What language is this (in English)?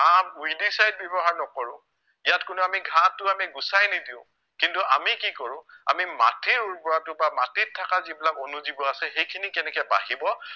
Assamese